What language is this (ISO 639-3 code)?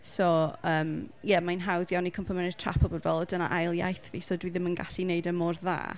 cym